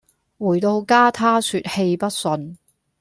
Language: Cantonese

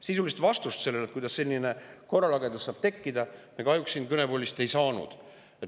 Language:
Estonian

